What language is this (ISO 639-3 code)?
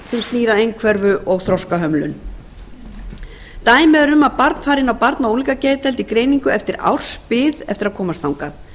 isl